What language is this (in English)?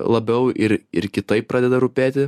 Lithuanian